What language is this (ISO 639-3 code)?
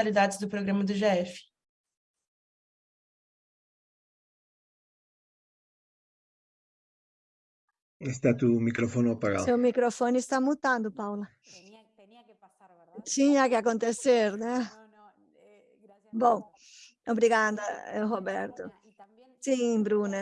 por